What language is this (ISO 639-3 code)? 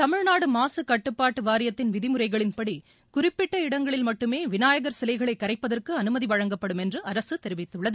tam